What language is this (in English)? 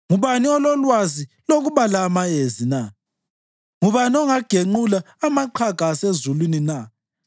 North Ndebele